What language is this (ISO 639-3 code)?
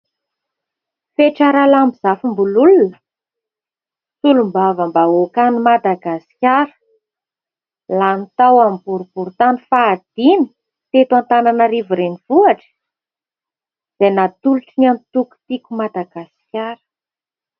mlg